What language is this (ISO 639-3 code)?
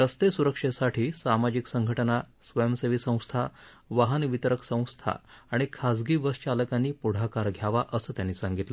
mar